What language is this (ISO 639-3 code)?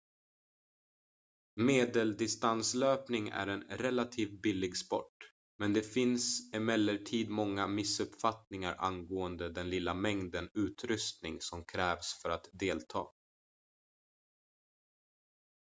swe